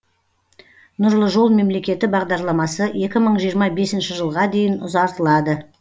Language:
Kazakh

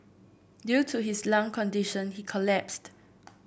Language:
English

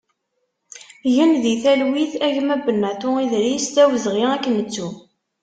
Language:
Kabyle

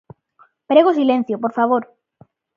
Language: Galician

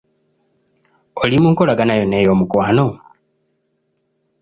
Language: Ganda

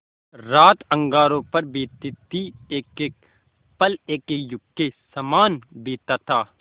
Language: Hindi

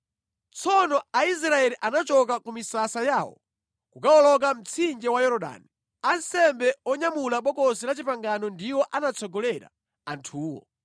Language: Nyanja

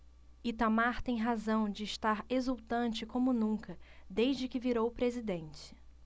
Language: Portuguese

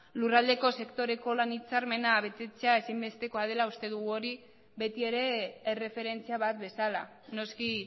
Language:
Basque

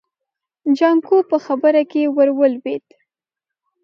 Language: Pashto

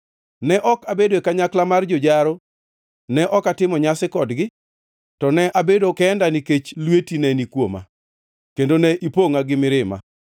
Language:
Luo (Kenya and Tanzania)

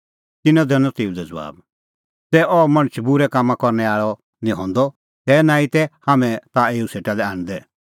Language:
Kullu Pahari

